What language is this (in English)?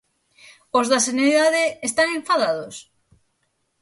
Galician